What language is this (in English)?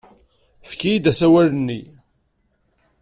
Kabyle